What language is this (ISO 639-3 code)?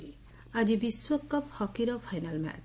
ori